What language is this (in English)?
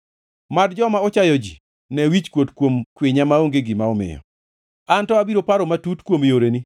Luo (Kenya and Tanzania)